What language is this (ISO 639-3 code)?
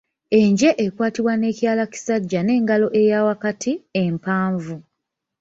lug